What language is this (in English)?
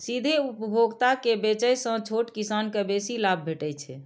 Maithili